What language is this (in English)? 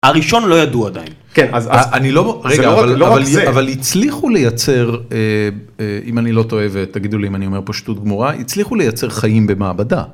Hebrew